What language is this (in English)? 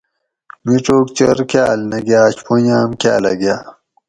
Gawri